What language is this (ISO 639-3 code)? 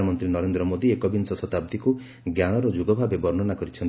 ori